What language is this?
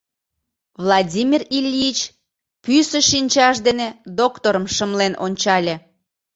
Mari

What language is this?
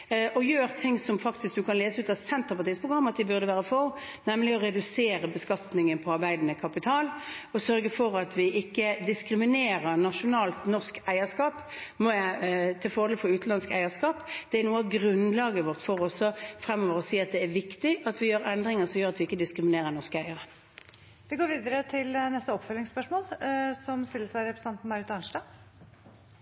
Norwegian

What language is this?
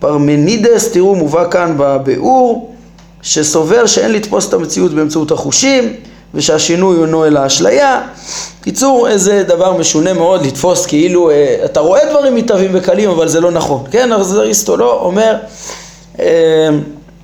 Hebrew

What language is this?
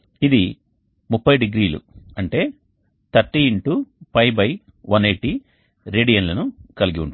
Telugu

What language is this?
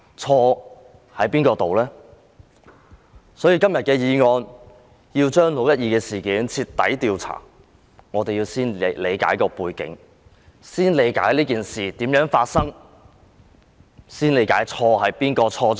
Cantonese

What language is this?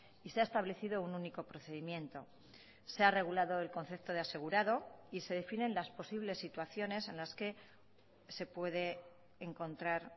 Spanish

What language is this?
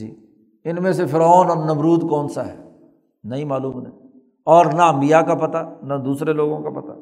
Urdu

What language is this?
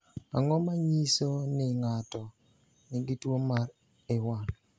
Luo (Kenya and Tanzania)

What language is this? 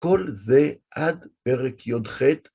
Hebrew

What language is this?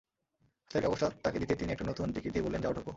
Bangla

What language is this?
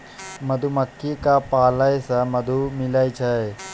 Maithili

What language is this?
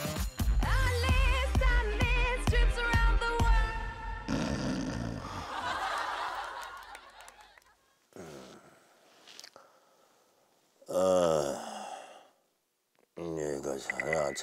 Korean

